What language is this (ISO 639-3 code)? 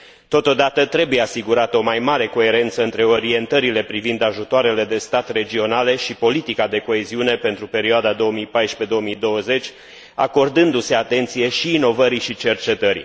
ron